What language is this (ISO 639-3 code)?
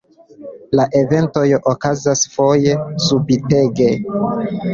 epo